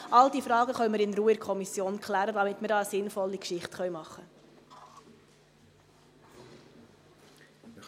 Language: Swiss German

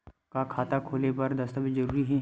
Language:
Chhattisgarhi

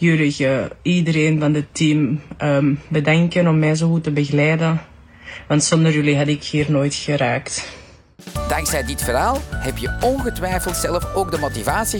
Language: Dutch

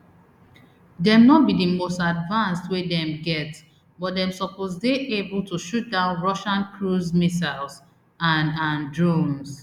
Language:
Nigerian Pidgin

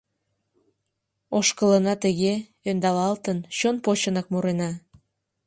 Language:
Mari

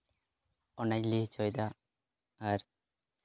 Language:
Santali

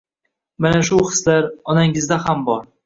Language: Uzbek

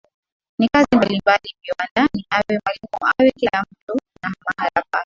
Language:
Swahili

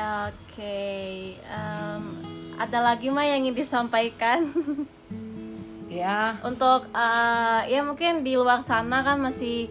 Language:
Indonesian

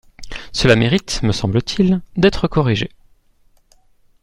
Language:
French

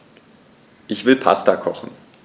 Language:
German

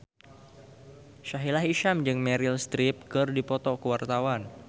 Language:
Sundanese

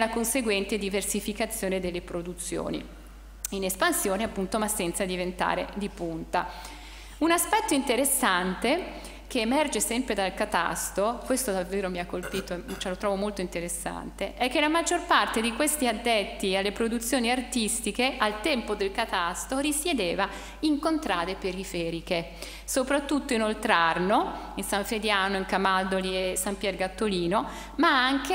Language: Italian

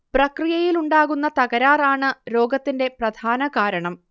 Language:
Malayalam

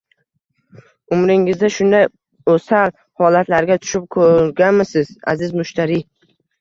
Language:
Uzbek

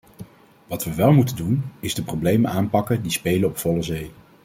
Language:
Dutch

